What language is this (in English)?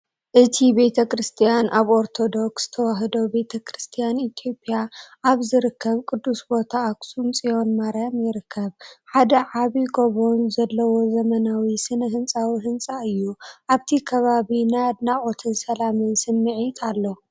Tigrinya